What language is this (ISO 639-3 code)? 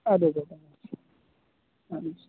kas